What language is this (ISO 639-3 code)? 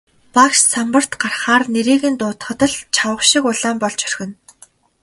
mon